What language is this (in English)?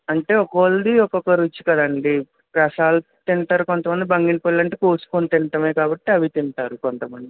Telugu